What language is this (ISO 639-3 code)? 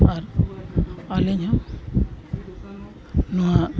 sat